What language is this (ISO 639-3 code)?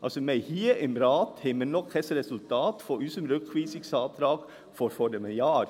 gsw